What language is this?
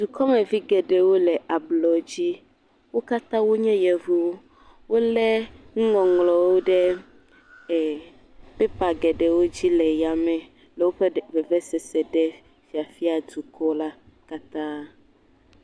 Ewe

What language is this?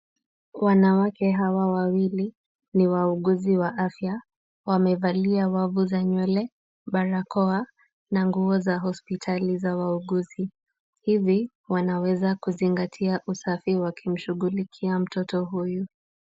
Swahili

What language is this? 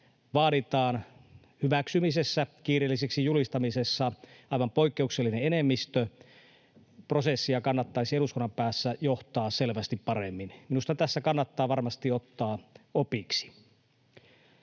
Finnish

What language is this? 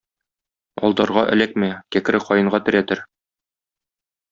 Tatar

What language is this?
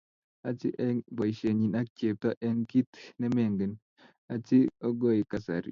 Kalenjin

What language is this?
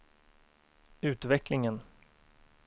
Swedish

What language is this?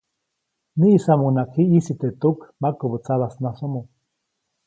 Copainalá Zoque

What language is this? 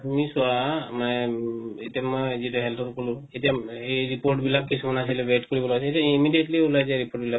Assamese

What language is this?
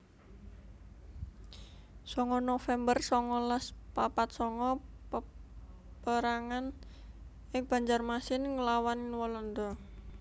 Javanese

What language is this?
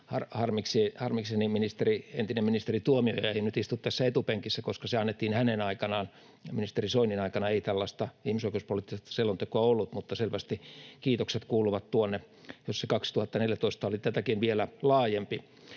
Finnish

